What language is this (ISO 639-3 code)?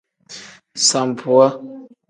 kdh